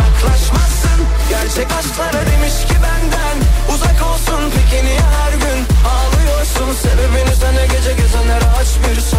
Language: Turkish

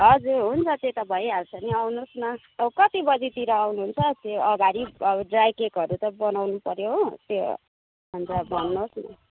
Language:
Nepali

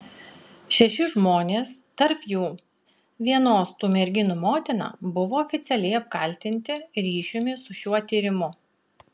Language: Lithuanian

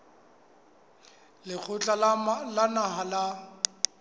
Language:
Southern Sotho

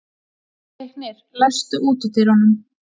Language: Icelandic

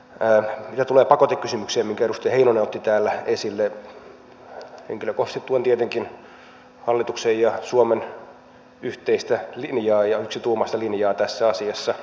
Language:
Finnish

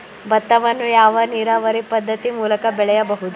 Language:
Kannada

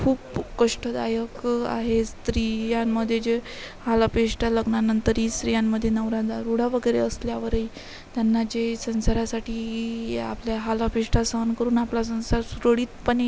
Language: Marathi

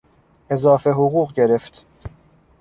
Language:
Persian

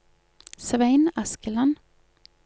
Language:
Norwegian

